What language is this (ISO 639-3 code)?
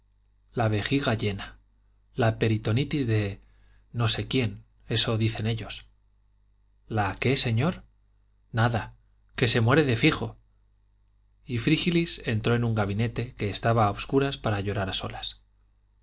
spa